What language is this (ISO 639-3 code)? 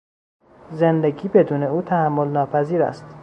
fas